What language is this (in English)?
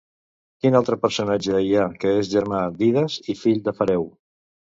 Catalan